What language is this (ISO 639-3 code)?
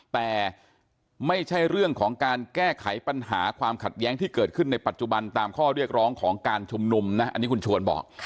tha